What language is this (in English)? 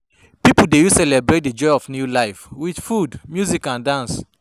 Nigerian Pidgin